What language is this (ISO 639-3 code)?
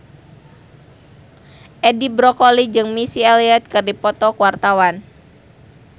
sun